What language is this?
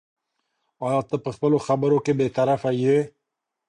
Pashto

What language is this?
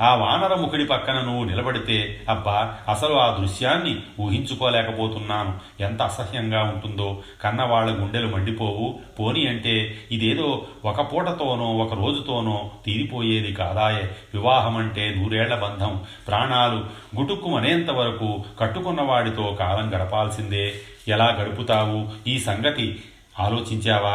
Telugu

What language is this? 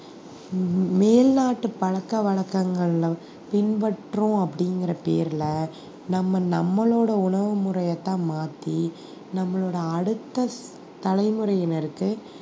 Tamil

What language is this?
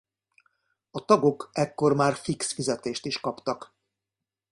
Hungarian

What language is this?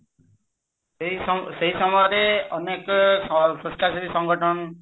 Odia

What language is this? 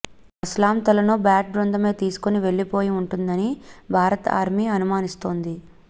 Telugu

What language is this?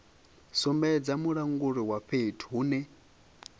Venda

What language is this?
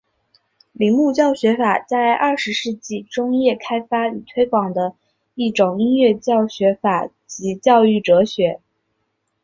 Chinese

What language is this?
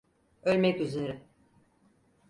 Turkish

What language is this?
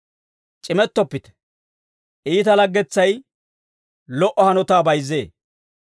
Dawro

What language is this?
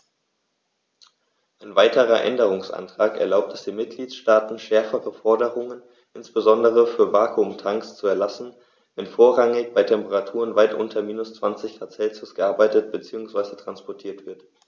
German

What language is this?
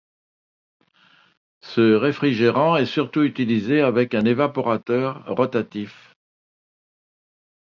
French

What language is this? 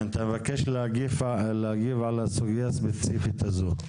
Hebrew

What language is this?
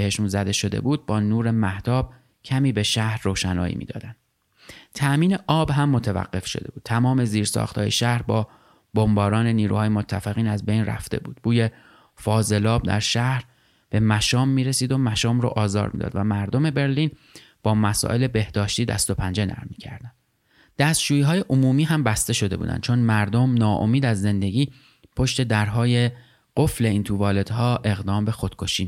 Persian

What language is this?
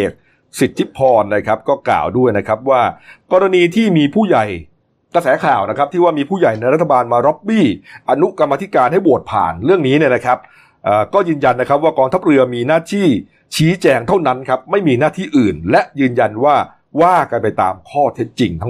Thai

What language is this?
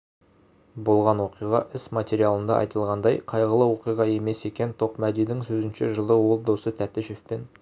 Kazakh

